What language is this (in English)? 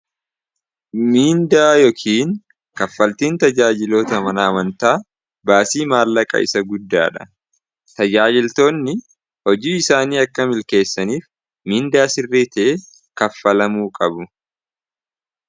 Oromo